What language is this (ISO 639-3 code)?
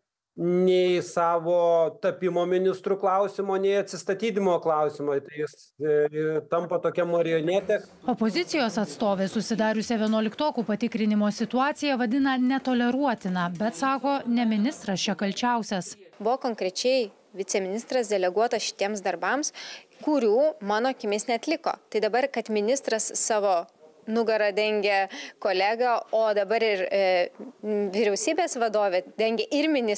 lit